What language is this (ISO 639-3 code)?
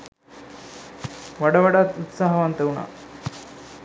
sin